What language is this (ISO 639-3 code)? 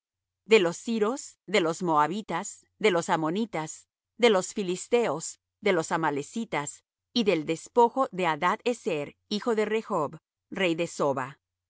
spa